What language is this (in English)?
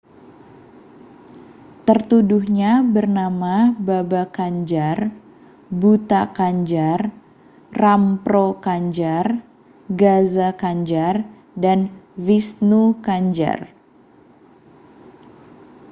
Indonesian